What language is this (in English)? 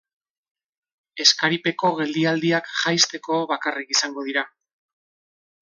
Basque